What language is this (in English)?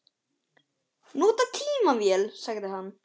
Icelandic